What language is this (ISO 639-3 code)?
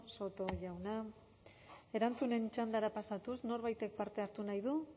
eus